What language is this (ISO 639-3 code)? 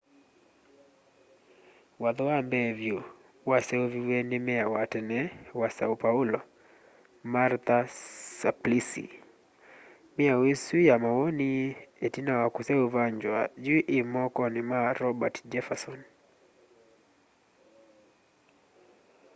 kam